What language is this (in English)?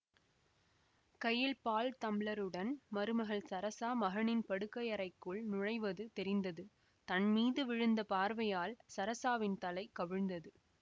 Tamil